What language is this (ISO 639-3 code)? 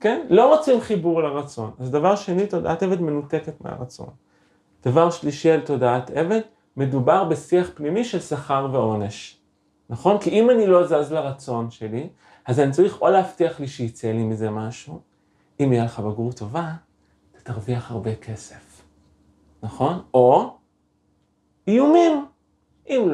heb